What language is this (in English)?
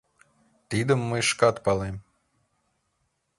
Mari